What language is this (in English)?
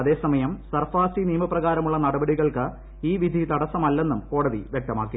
Malayalam